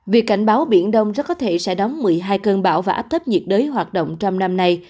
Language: Vietnamese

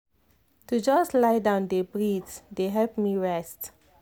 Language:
Nigerian Pidgin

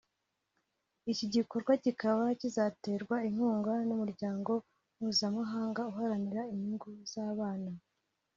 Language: Kinyarwanda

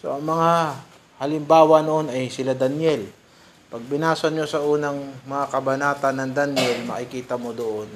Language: Filipino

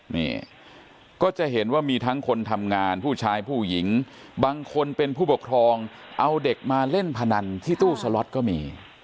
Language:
Thai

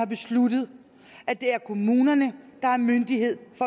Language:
Danish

